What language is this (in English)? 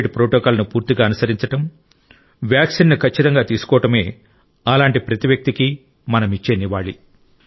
Telugu